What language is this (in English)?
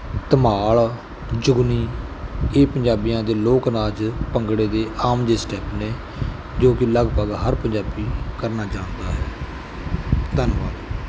Punjabi